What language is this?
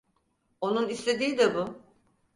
Turkish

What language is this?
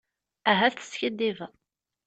Kabyle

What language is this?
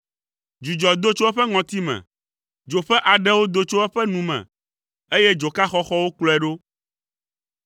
Ewe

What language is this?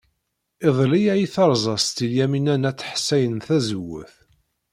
Kabyle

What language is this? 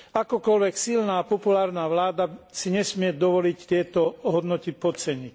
Slovak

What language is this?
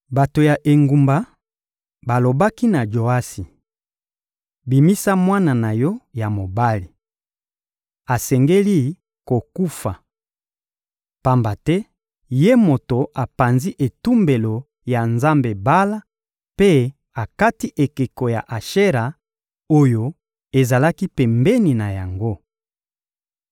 Lingala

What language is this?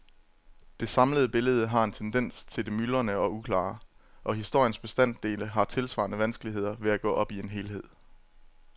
Danish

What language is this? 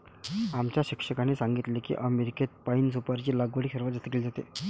Marathi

